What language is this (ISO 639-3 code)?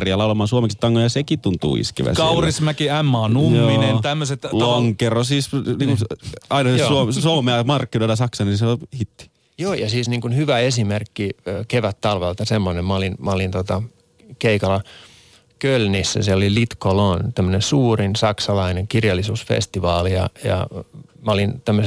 fin